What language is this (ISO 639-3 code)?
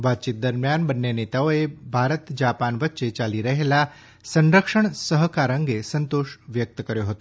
guj